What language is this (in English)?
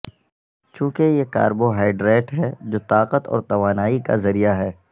Urdu